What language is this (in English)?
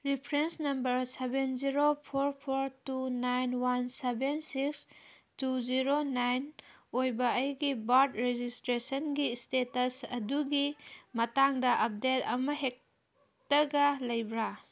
Manipuri